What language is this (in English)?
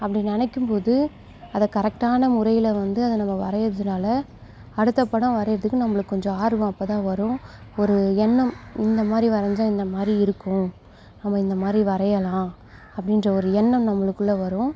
Tamil